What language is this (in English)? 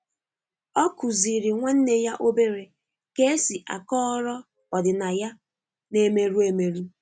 Igbo